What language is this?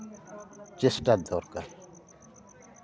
Santali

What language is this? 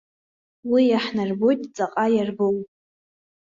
Abkhazian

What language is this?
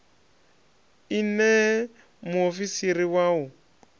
Venda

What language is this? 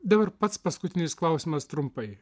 Lithuanian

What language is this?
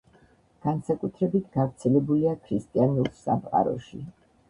Georgian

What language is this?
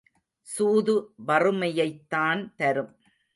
Tamil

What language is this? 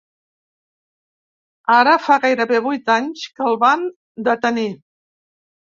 Catalan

